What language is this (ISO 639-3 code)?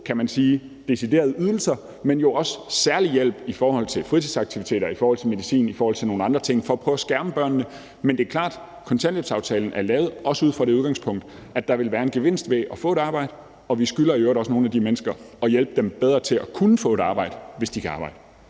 dan